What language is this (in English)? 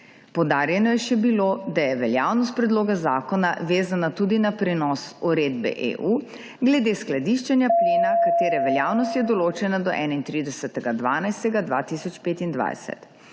Slovenian